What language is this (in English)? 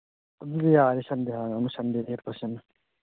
Manipuri